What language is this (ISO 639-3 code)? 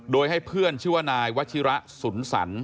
tha